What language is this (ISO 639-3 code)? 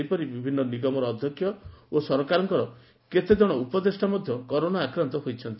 ori